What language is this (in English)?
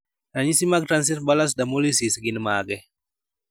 Luo (Kenya and Tanzania)